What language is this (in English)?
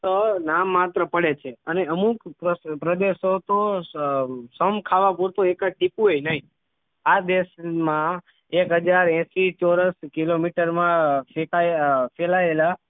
Gujarati